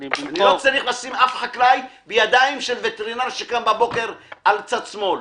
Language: Hebrew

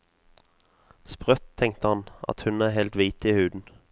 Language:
Norwegian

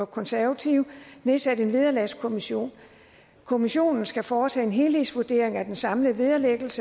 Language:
Danish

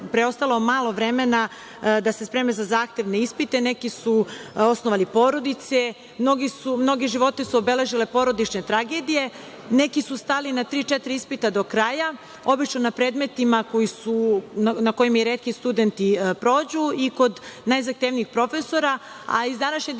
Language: Serbian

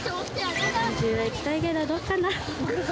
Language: Japanese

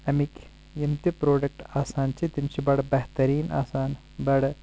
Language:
Kashmiri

